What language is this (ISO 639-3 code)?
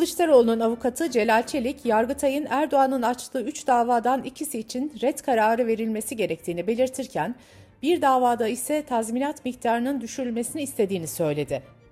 tur